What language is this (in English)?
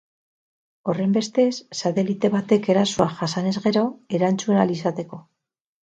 Basque